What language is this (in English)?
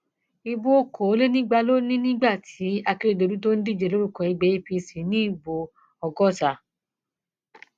Yoruba